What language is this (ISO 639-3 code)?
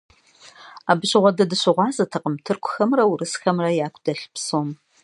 kbd